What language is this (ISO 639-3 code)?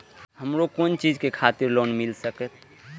mai